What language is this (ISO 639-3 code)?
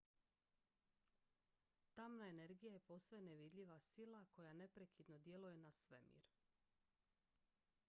hrv